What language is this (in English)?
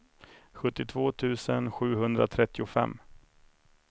Swedish